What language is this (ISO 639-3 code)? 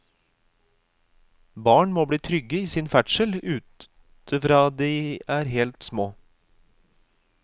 nor